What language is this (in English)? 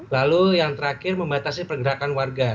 Indonesian